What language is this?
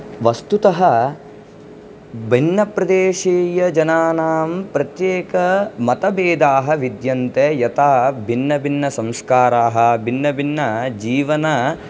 Sanskrit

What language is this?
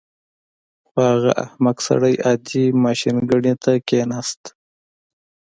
Pashto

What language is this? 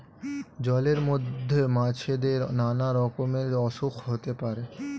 Bangla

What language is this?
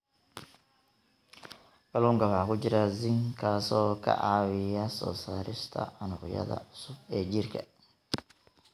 Somali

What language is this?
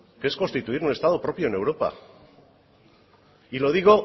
Spanish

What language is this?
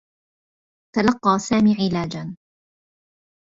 Arabic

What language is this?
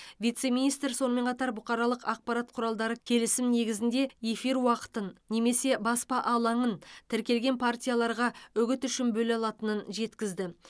Kazakh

